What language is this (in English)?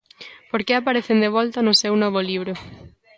Galician